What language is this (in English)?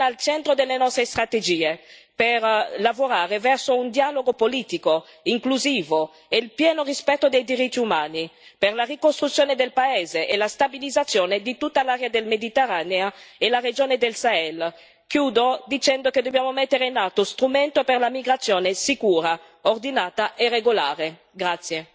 Italian